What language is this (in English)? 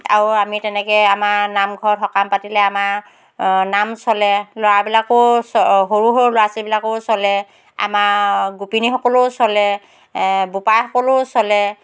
Assamese